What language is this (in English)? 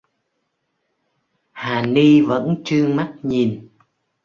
Vietnamese